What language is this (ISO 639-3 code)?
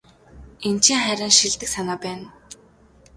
mon